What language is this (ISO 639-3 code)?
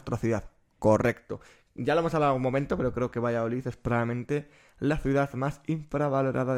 spa